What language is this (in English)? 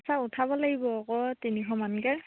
Assamese